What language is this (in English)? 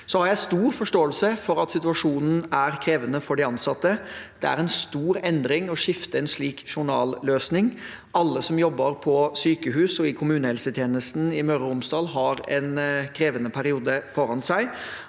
Norwegian